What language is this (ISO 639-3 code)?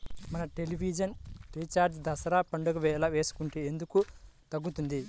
tel